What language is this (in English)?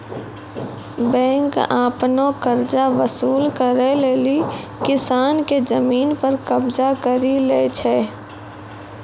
Maithili